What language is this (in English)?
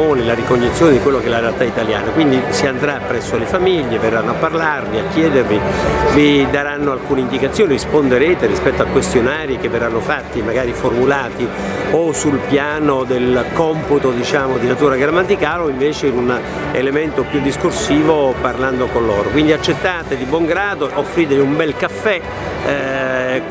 Italian